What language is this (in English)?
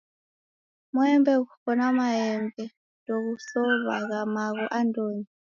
Taita